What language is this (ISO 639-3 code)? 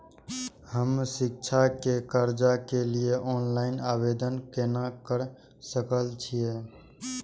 mai